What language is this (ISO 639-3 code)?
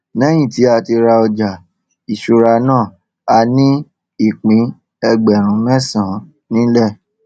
yor